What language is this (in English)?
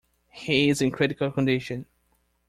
English